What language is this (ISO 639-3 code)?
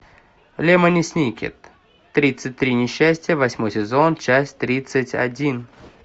rus